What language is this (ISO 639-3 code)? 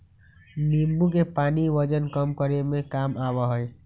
mag